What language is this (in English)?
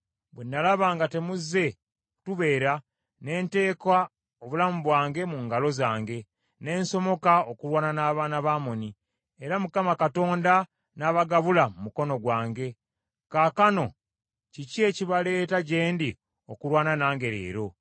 Ganda